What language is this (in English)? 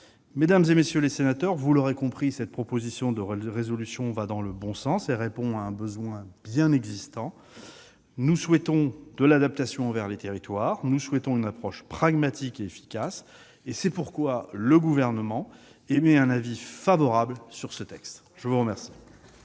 French